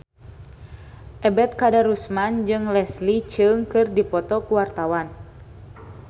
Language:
Sundanese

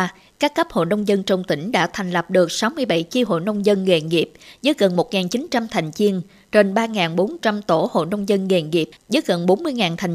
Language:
Vietnamese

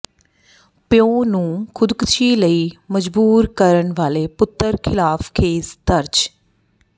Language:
Punjabi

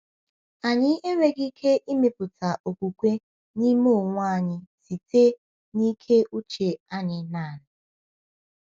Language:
Igbo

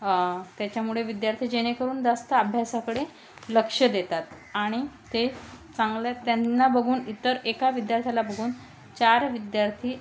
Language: Marathi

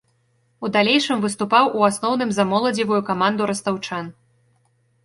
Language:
Belarusian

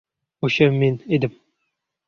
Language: Uzbek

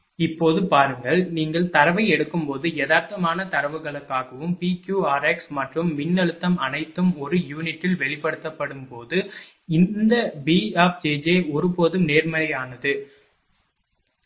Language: Tamil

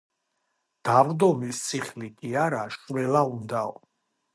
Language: Georgian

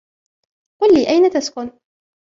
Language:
Arabic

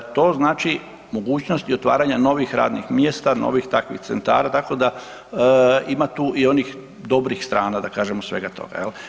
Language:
Croatian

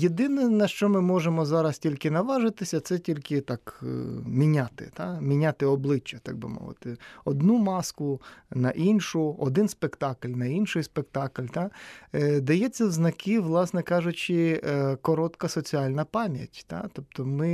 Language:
Ukrainian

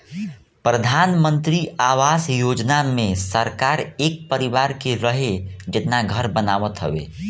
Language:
Bhojpuri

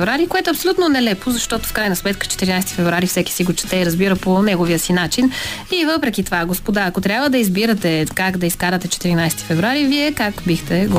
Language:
Bulgarian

